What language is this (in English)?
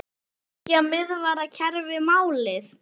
Icelandic